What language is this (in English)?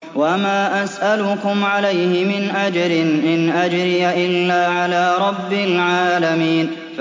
Arabic